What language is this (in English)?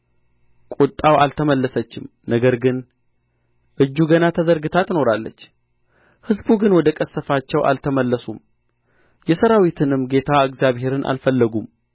Amharic